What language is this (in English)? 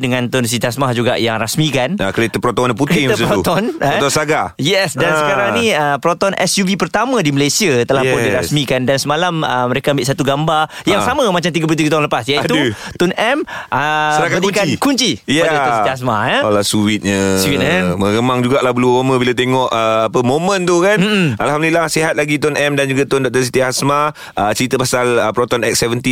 Malay